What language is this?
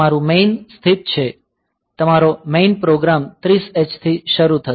Gujarati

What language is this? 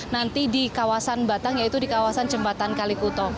Indonesian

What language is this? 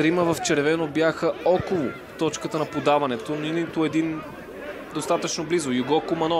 Bulgarian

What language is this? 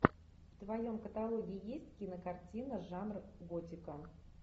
Russian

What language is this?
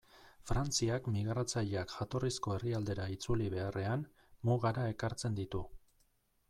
Basque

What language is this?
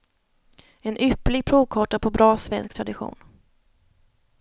Swedish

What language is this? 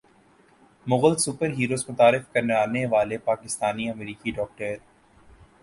Urdu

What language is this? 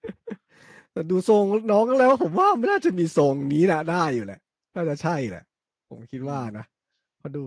Thai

